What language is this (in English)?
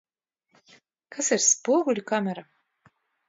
Latvian